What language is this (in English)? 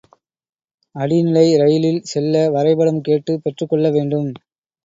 Tamil